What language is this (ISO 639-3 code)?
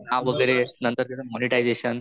mar